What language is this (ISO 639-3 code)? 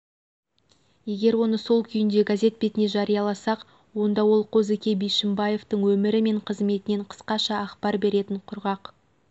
kaz